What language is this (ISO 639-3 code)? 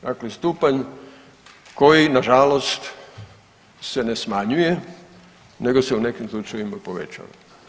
hrv